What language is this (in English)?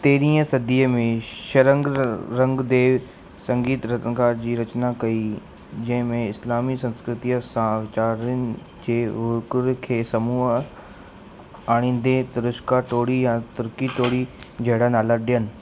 Sindhi